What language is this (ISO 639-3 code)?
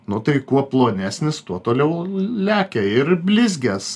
lit